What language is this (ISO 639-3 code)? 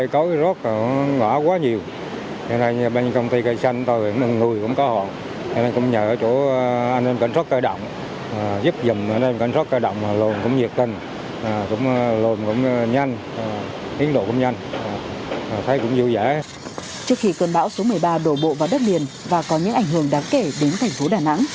vie